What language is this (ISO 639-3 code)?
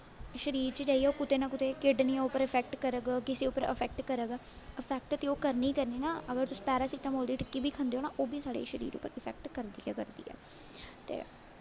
doi